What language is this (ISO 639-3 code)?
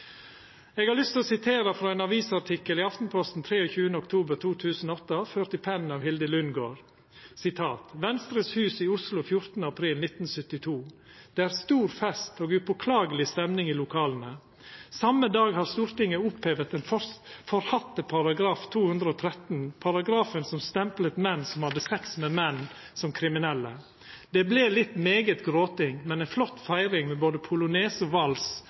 nno